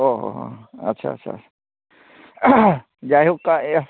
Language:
Santali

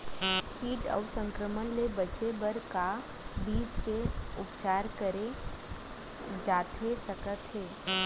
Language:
Chhattisgarhi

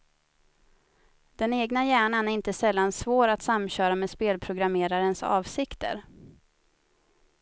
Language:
Swedish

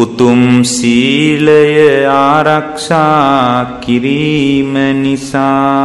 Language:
Romanian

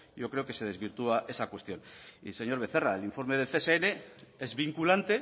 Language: Spanish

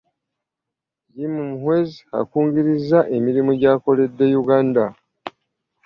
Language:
Ganda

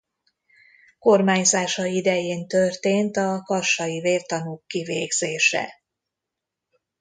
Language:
Hungarian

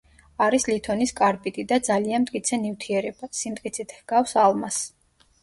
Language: Georgian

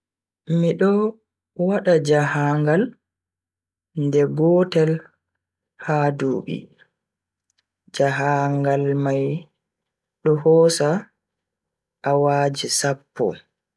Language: Bagirmi Fulfulde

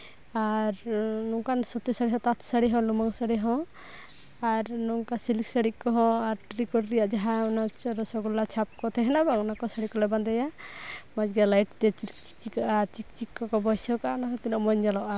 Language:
Santali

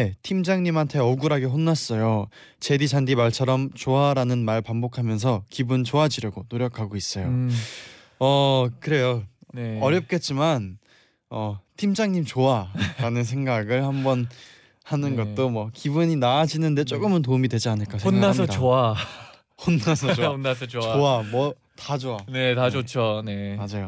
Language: Korean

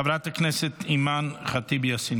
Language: Hebrew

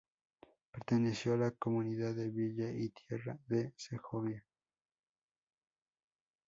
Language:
Spanish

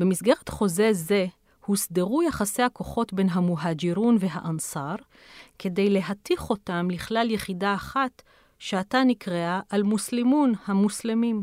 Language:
Hebrew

